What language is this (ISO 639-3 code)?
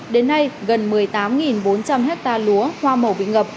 vie